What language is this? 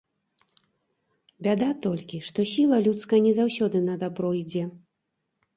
Belarusian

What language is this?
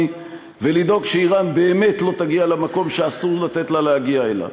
Hebrew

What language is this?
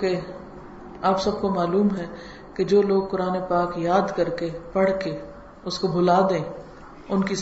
Urdu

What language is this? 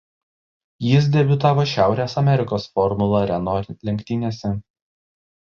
Lithuanian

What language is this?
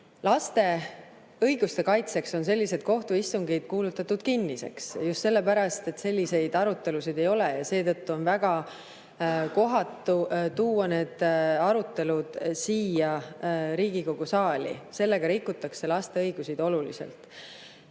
Estonian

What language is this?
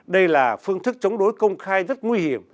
Vietnamese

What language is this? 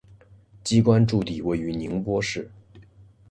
Chinese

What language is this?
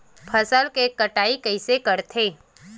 Chhattisgarhi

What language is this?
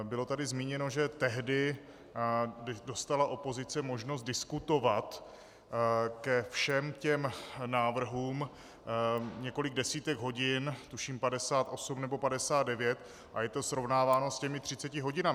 Czech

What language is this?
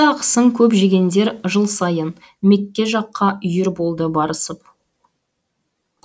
Kazakh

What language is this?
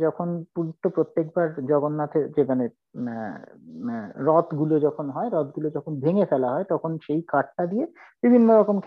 Bangla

